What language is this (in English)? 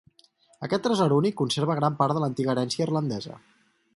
Catalan